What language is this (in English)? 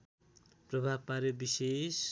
Nepali